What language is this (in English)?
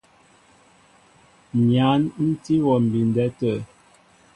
Mbo (Cameroon)